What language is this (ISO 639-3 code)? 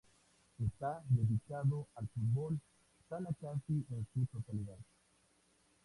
spa